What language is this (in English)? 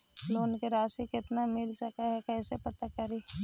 Magahi